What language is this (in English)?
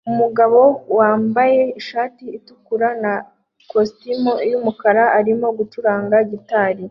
Kinyarwanda